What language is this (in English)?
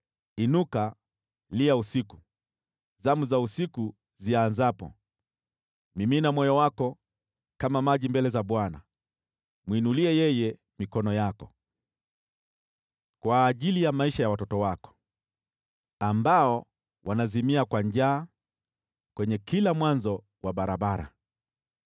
Swahili